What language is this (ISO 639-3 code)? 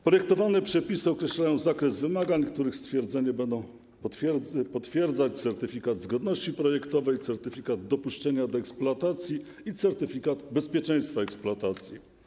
pol